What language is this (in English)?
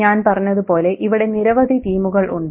Malayalam